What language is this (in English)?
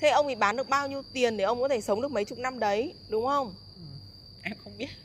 Vietnamese